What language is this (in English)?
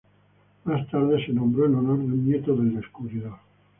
Spanish